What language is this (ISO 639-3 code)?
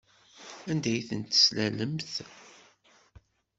kab